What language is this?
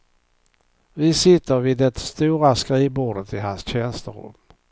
Swedish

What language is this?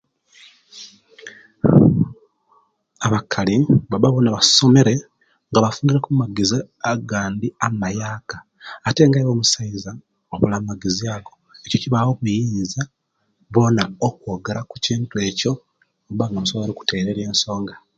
Kenyi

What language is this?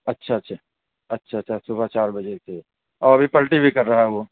Urdu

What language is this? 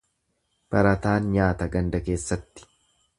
Oromo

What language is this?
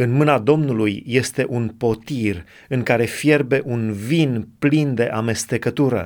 Romanian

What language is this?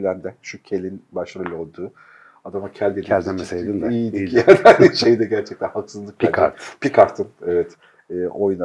Turkish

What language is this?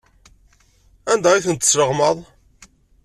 Kabyle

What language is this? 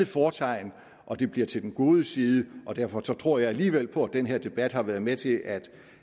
Danish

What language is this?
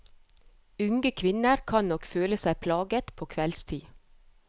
Norwegian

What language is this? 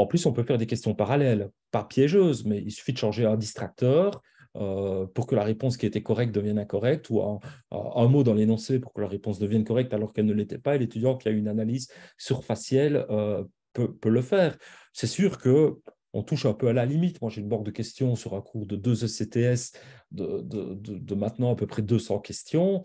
French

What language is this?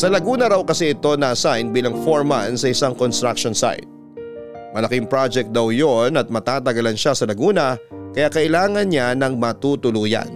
Filipino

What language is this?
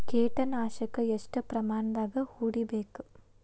Kannada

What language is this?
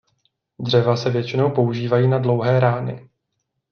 Czech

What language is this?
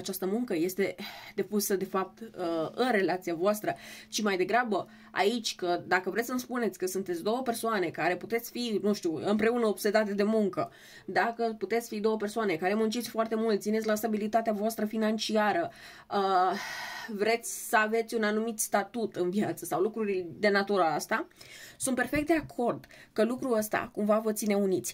Romanian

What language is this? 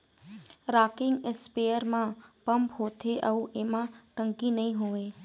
Chhattisgarhi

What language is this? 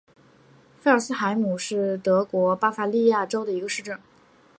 Chinese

